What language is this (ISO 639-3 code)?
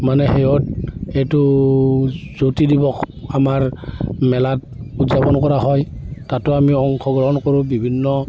asm